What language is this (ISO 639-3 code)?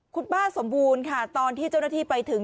tha